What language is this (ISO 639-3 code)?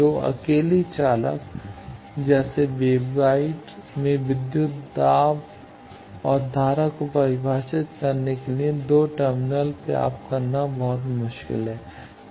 hin